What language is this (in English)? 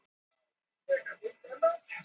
Icelandic